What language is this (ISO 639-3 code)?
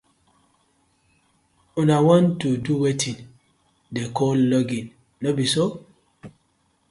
pcm